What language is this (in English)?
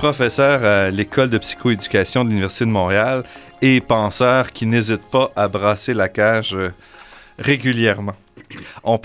French